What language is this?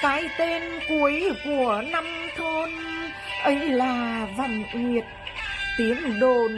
Vietnamese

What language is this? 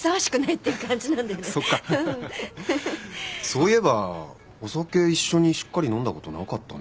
Japanese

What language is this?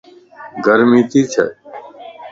Lasi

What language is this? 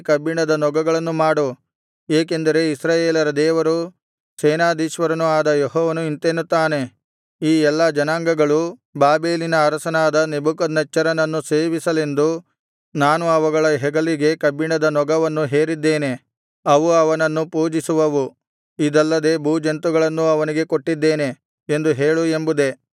Kannada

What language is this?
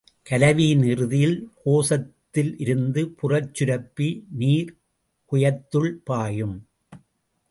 Tamil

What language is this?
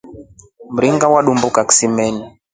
Rombo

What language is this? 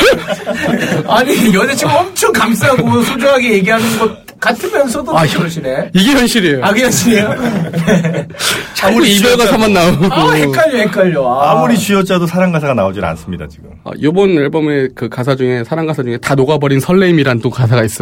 Korean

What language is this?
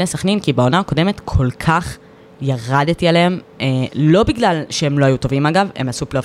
Hebrew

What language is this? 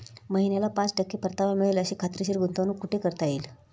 Marathi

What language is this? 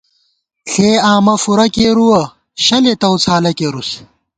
Gawar-Bati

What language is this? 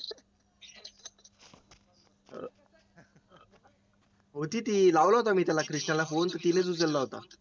Marathi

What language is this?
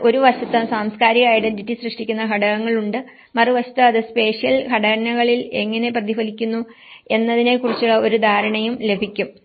Malayalam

